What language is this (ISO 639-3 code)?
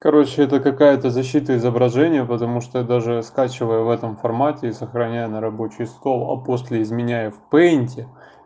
rus